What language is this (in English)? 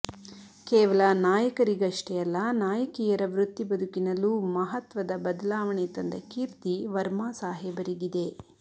Kannada